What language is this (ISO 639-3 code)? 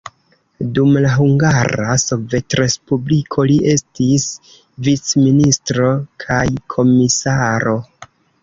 epo